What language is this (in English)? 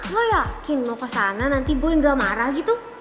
Indonesian